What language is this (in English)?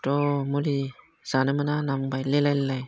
Bodo